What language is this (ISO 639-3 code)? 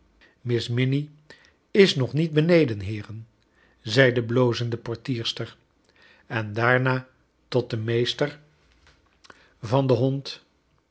nld